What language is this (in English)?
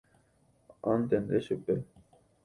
Guarani